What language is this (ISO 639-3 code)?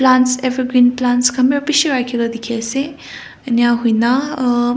nag